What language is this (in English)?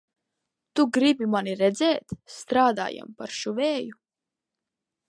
Latvian